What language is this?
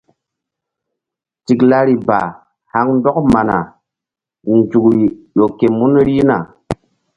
Mbum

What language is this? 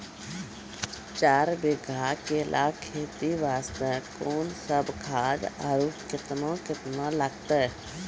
Maithili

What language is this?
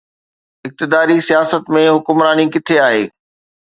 Sindhi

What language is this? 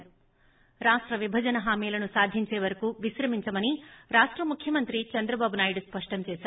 Telugu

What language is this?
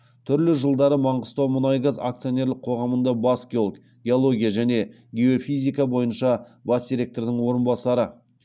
Kazakh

